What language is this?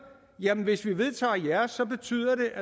Danish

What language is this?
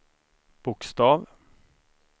Swedish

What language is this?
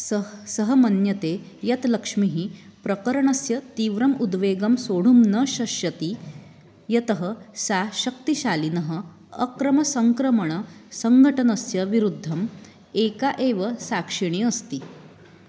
Sanskrit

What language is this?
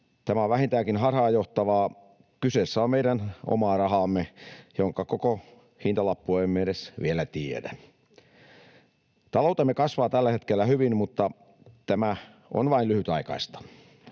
Finnish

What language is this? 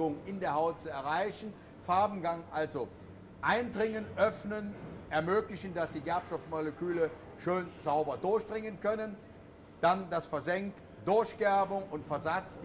German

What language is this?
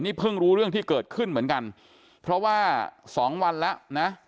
Thai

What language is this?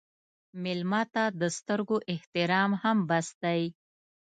Pashto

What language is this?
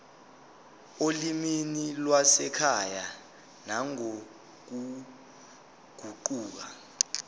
Zulu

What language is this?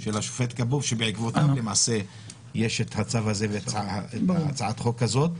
Hebrew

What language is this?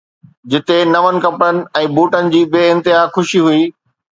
Sindhi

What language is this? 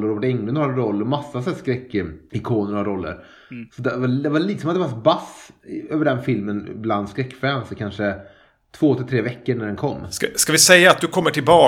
Swedish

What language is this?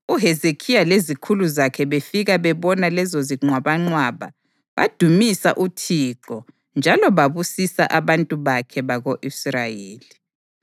North Ndebele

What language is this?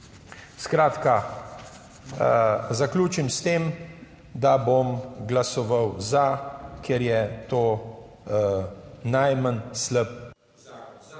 Slovenian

